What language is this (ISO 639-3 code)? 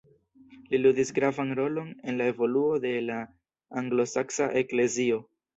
epo